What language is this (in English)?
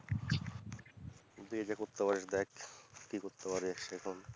Bangla